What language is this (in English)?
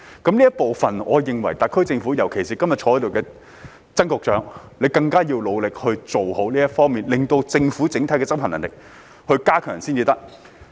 Cantonese